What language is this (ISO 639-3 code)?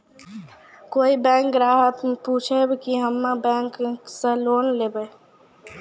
mai